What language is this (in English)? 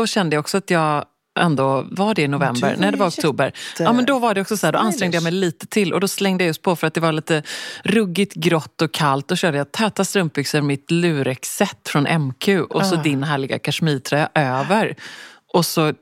Swedish